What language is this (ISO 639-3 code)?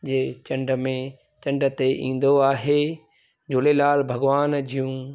snd